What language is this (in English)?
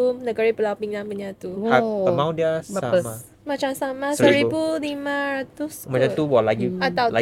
Malay